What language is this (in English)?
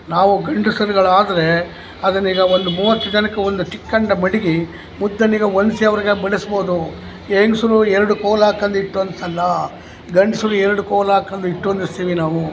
Kannada